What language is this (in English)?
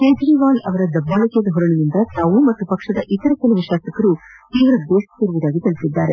Kannada